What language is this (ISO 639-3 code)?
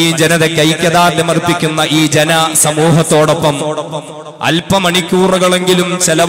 ara